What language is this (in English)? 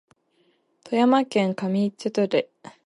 Japanese